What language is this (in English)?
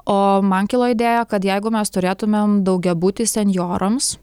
Lithuanian